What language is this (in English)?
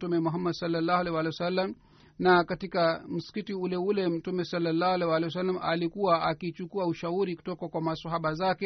Swahili